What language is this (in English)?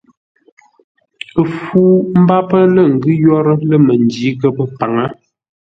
Ngombale